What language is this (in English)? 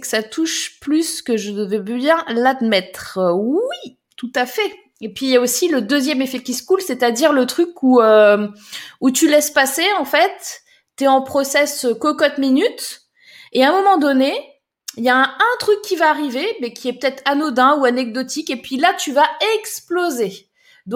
French